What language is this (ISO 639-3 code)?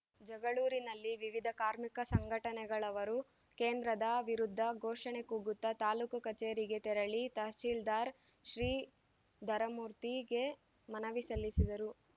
kan